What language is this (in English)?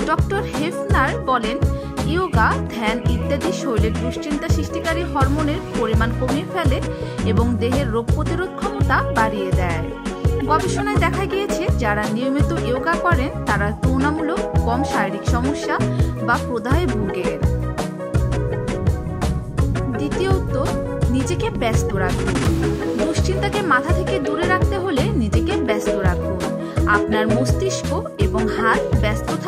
Hindi